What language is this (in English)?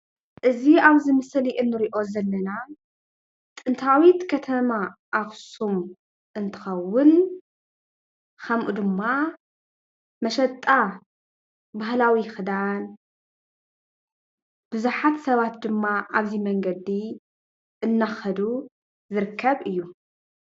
Tigrinya